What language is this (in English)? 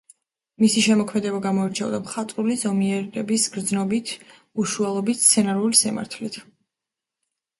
Georgian